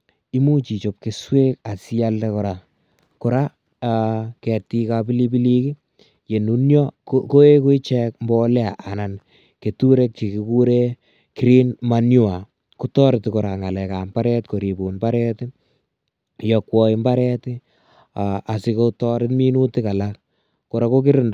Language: Kalenjin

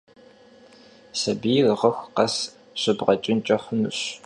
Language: Kabardian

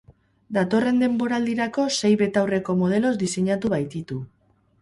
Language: Basque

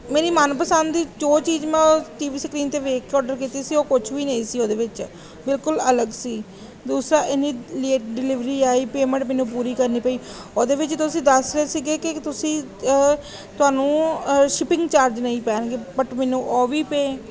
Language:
Punjabi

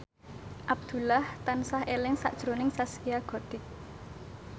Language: Javanese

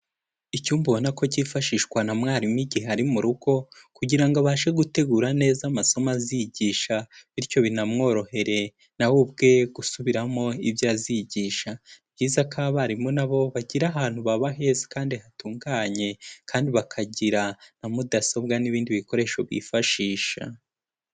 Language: Kinyarwanda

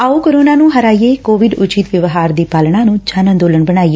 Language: Punjabi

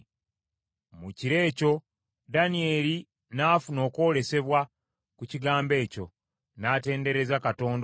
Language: Ganda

